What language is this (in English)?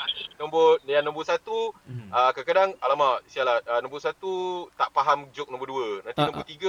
Malay